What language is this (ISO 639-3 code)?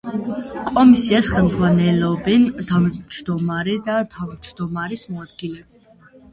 kat